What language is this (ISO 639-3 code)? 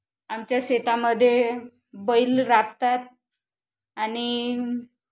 mar